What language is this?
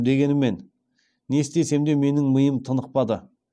Kazakh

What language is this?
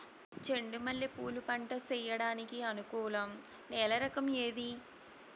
Telugu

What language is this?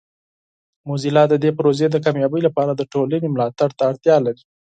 Pashto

